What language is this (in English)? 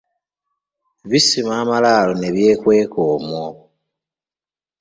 Ganda